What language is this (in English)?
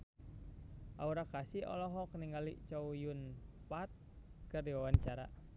Sundanese